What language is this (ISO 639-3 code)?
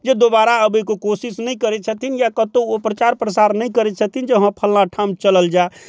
mai